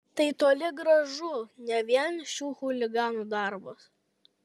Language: Lithuanian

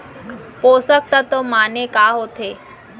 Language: Chhattisgarhi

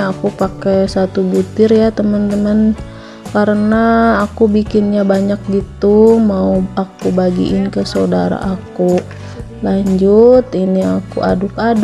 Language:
Indonesian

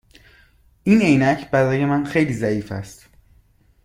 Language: Persian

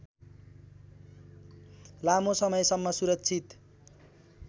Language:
Nepali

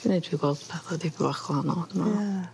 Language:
Welsh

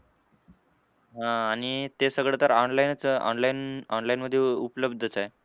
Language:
Marathi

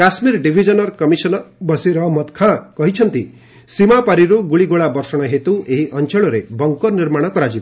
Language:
Odia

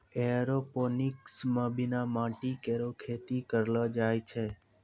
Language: Maithili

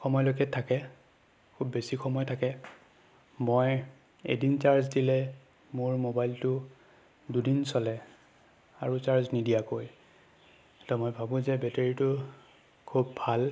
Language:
Assamese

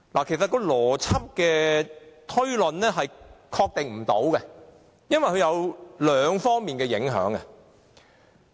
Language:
Cantonese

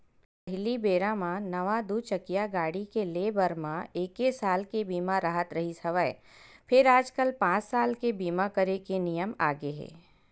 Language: Chhattisgarhi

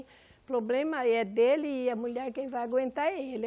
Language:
Portuguese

